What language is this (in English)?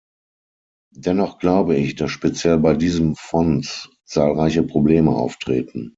German